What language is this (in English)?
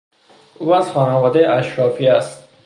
Persian